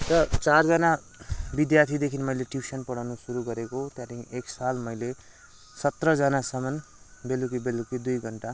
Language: Nepali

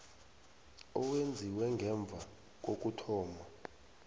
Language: South Ndebele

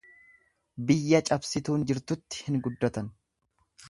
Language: Oromo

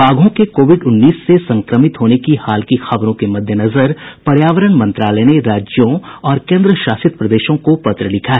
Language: Hindi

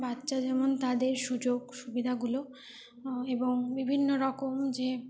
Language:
Bangla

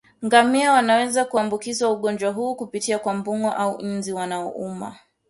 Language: Swahili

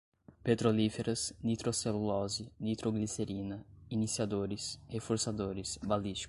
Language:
Portuguese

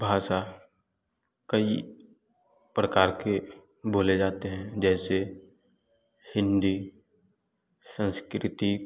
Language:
Hindi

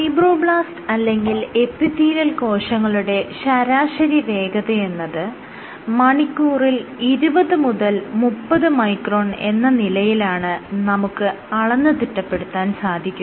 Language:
Malayalam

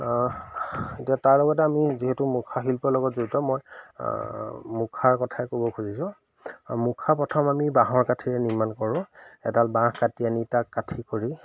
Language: Assamese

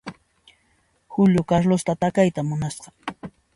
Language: Puno Quechua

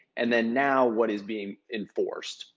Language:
English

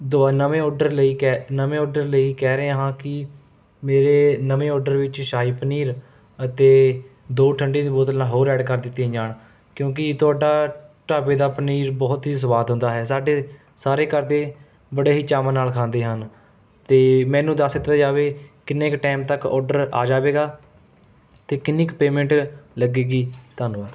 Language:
Punjabi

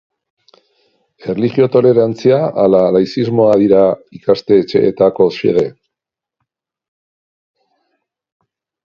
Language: Basque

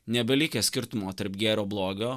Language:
Lithuanian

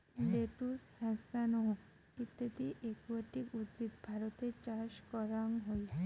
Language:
Bangla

